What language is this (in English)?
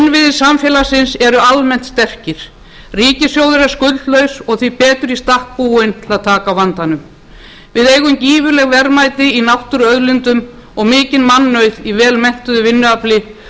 Icelandic